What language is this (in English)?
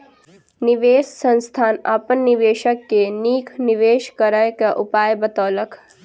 Maithili